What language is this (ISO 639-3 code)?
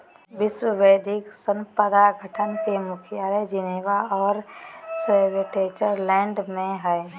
mag